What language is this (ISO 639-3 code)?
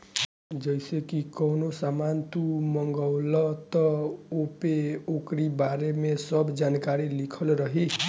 bho